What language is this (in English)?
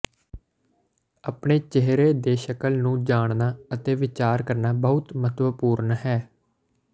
Punjabi